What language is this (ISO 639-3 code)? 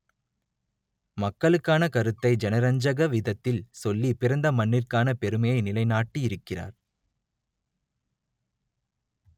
tam